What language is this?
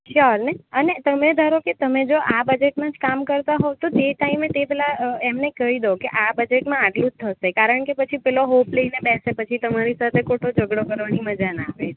Gujarati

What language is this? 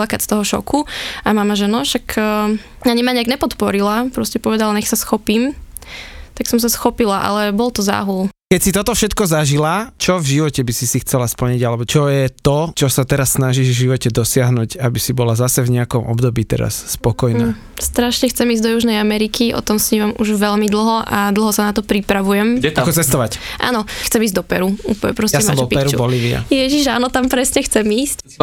Slovak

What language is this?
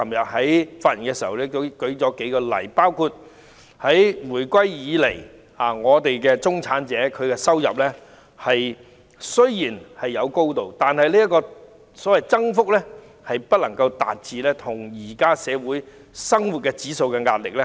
Cantonese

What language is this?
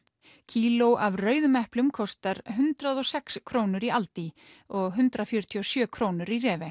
Icelandic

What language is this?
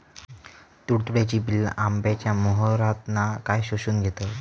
Marathi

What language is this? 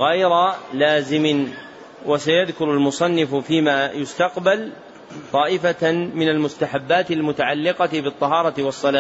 Arabic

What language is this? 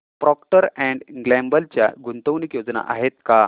Marathi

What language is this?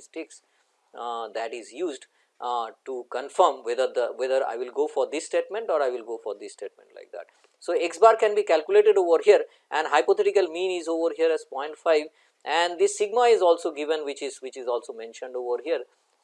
English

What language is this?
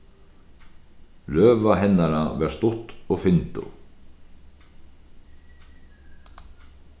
Faroese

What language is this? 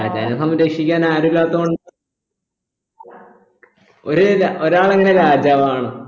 Malayalam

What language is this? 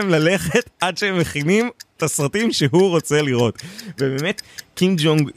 Hebrew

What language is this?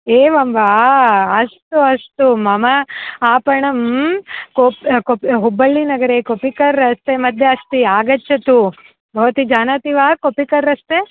Sanskrit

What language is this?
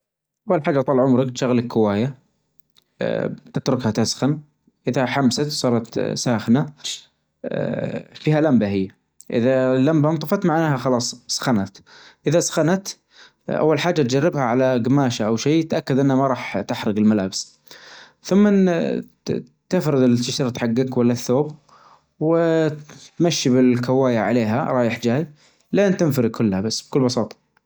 Najdi Arabic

